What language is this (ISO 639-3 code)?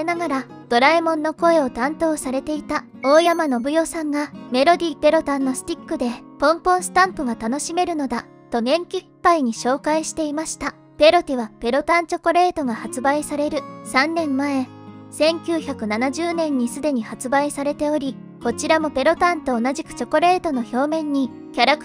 jpn